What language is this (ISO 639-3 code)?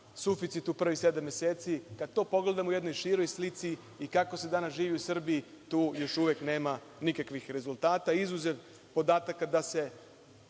srp